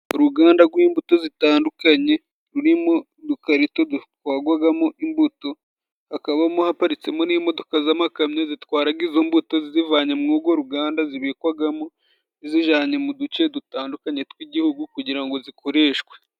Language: Kinyarwanda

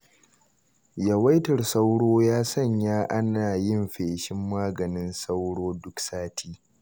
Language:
Hausa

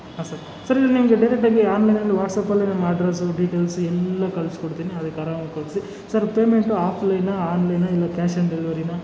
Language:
Kannada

